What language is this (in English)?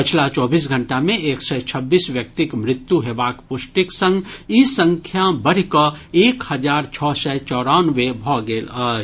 Maithili